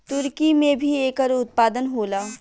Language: Bhojpuri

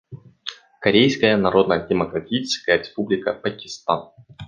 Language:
Russian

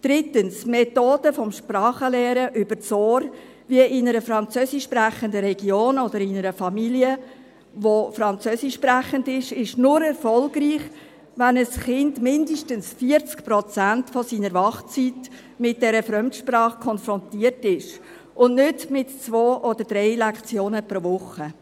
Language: Swiss German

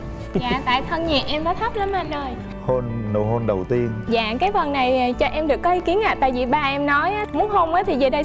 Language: Vietnamese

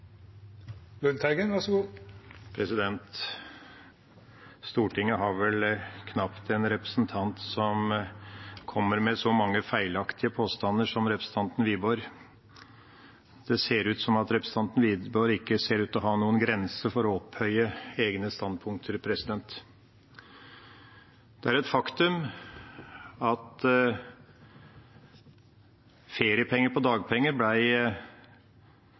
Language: Norwegian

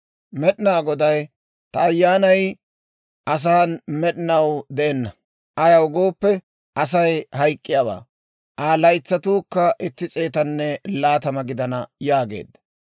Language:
Dawro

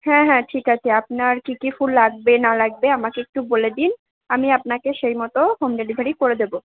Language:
Bangla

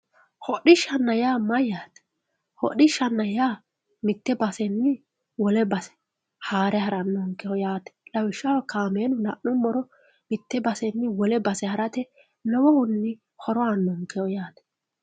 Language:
Sidamo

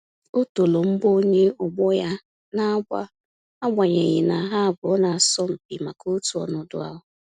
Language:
Igbo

